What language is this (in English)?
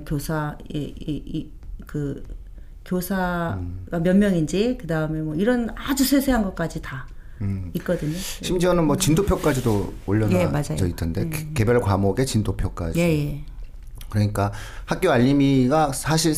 Korean